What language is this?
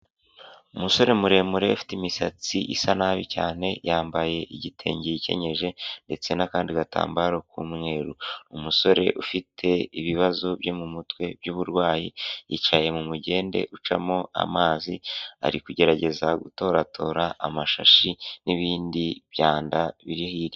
Kinyarwanda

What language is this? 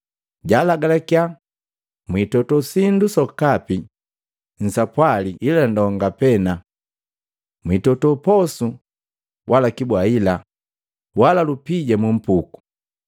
Matengo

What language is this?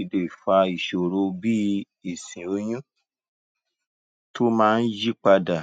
Yoruba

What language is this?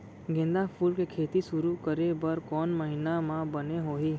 Chhattisgarhi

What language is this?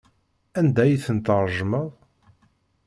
Kabyle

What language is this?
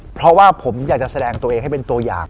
Thai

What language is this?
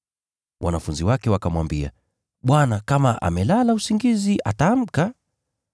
Swahili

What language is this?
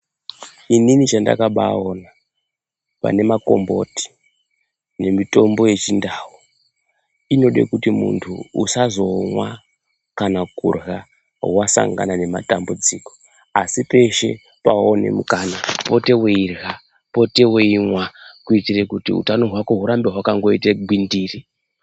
Ndau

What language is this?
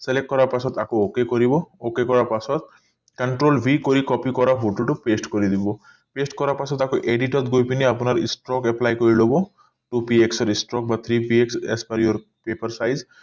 Assamese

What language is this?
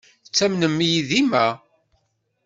Kabyle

